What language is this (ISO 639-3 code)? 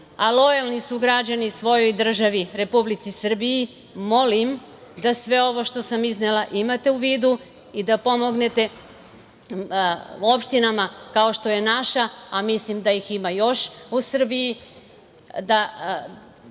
srp